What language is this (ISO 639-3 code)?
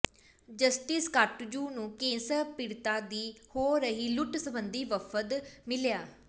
pan